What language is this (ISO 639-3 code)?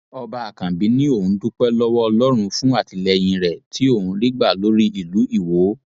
yor